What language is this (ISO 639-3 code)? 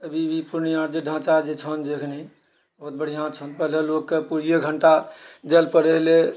mai